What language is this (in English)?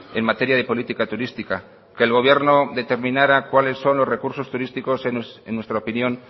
Spanish